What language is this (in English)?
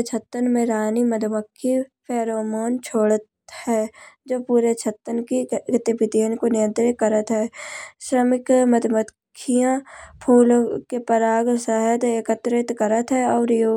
Kanauji